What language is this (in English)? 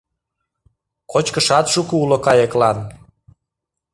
Mari